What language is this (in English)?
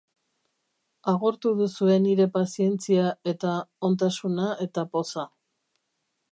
Basque